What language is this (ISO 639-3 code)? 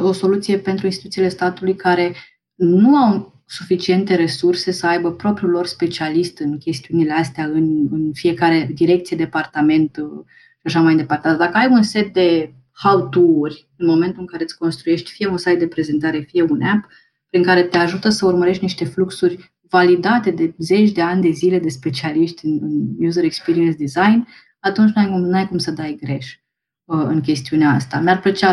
ron